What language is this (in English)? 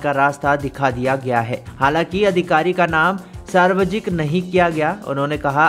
Hindi